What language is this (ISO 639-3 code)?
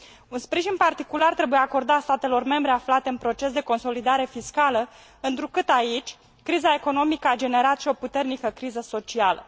ron